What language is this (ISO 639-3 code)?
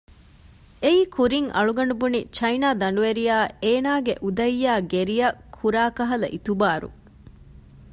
div